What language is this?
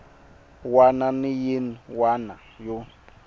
Tsonga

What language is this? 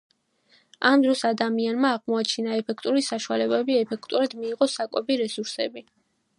Georgian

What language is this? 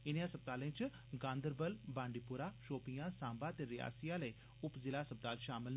Dogri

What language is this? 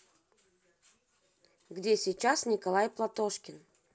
Russian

